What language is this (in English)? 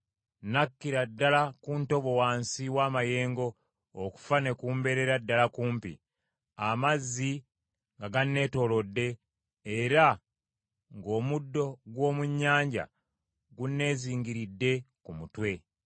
Ganda